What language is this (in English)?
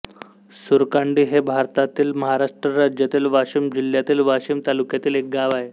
Marathi